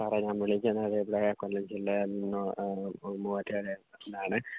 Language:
Malayalam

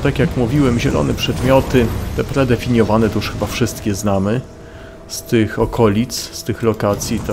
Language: Polish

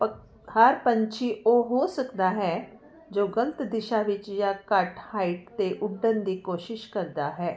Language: Punjabi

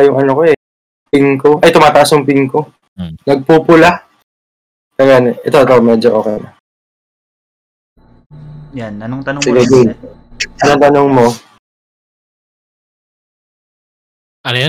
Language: Filipino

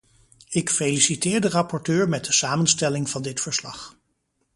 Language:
Dutch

